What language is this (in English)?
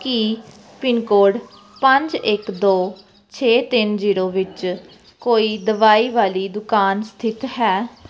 Punjabi